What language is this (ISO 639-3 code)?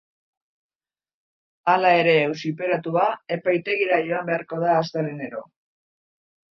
eus